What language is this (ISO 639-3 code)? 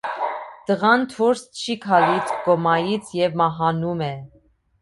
hye